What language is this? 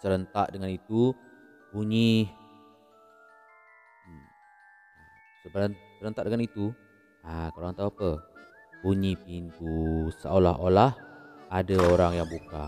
Malay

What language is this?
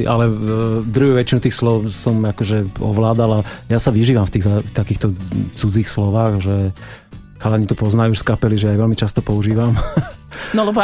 Slovak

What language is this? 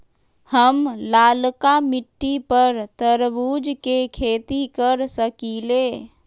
Magahi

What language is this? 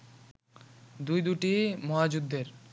Bangla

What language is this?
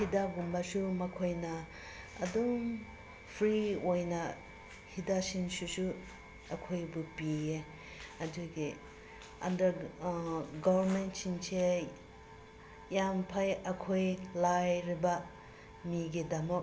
Manipuri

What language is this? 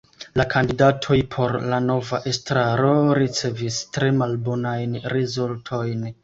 Esperanto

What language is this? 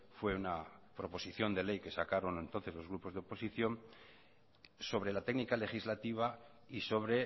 Spanish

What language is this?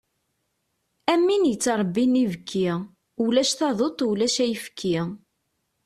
Kabyle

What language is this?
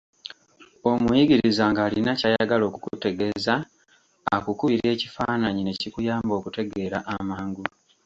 Ganda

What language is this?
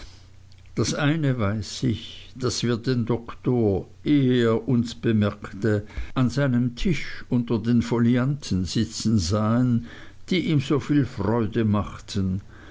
German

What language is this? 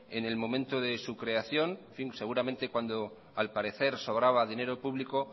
Spanish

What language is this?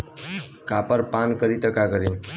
Bhojpuri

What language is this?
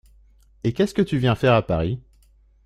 French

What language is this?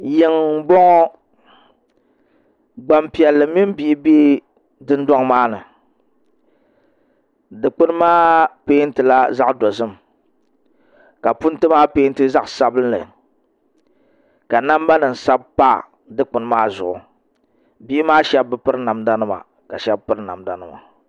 Dagbani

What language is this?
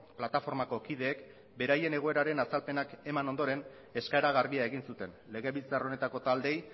Basque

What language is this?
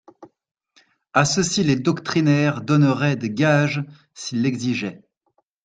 French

